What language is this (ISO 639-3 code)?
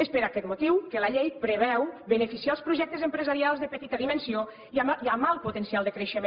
cat